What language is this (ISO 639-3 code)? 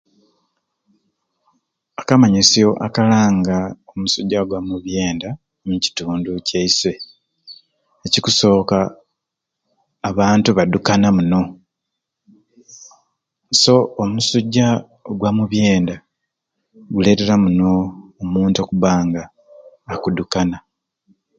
ruc